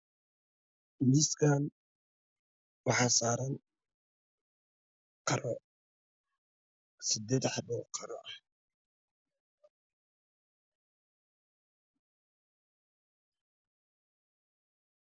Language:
Somali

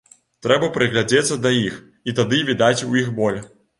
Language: Belarusian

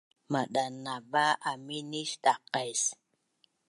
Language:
Bunun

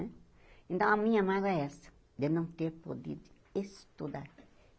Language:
Portuguese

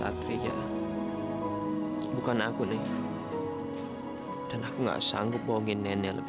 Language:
Indonesian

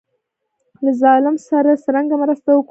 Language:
Pashto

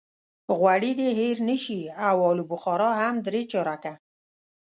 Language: Pashto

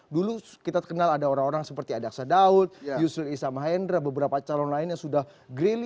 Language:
Indonesian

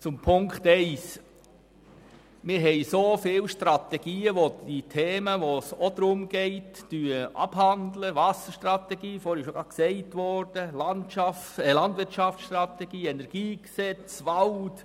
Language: Swiss German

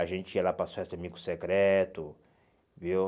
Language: Portuguese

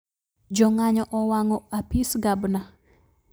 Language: Luo (Kenya and Tanzania)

